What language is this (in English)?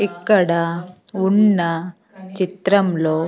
Telugu